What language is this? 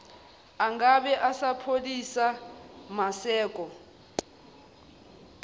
Zulu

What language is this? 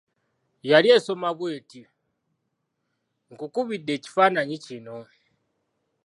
Ganda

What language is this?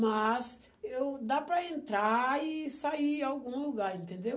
Portuguese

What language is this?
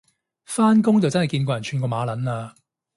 Cantonese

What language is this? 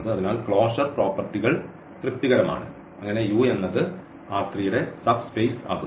Malayalam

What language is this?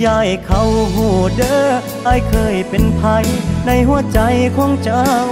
Thai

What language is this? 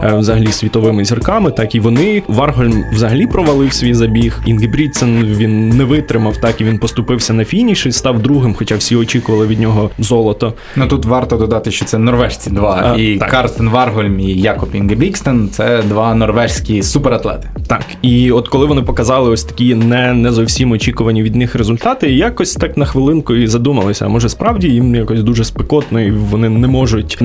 Ukrainian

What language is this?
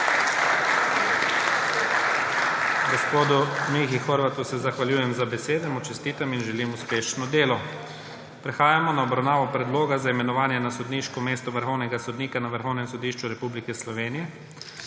Slovenian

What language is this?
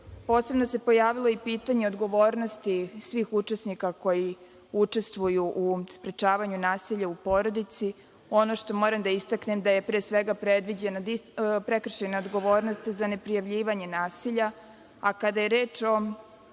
Serbian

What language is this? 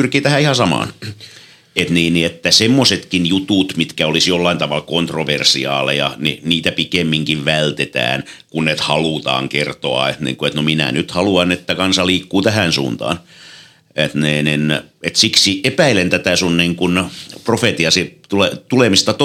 Finnish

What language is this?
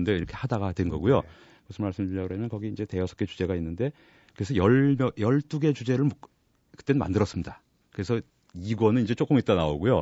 Korean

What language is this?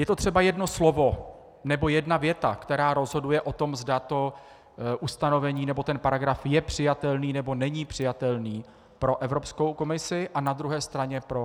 Czech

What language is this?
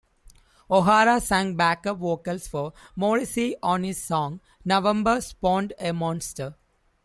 English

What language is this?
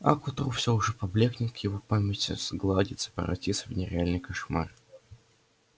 Russian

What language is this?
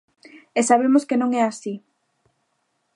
Galician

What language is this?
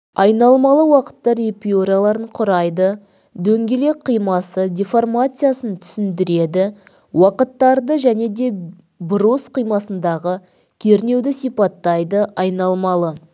Kazakh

